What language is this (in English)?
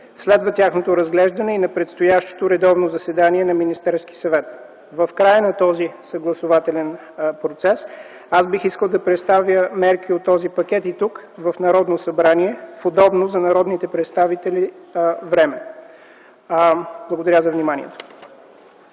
Bulgarian